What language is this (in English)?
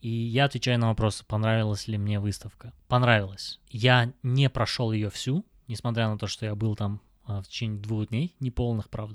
Russian